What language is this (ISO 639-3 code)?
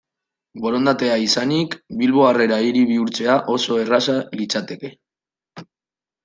eus